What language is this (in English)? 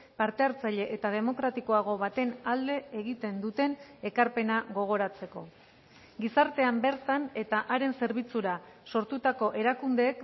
Basque